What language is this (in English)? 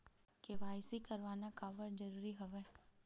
Chhattisgarhi